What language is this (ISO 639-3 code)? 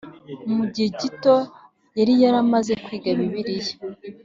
kin